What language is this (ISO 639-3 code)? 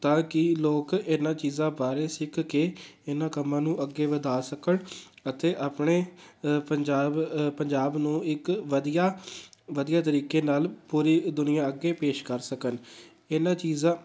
pan